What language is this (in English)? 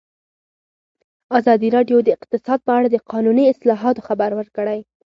Pashto